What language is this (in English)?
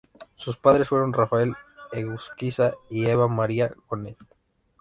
Spanish